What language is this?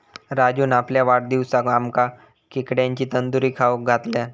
Marathi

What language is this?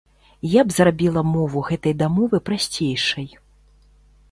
Belarusian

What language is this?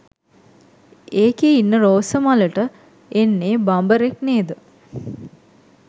Sinhala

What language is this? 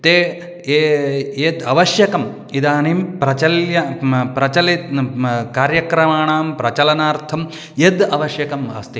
Sanskrit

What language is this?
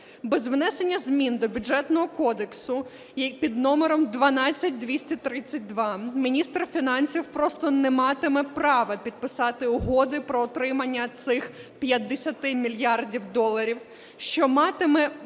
Ukrainian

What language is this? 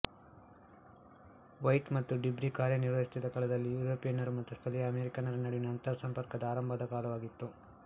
Kannada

